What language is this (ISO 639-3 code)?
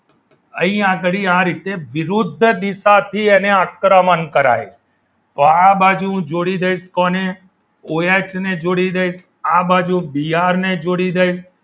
guj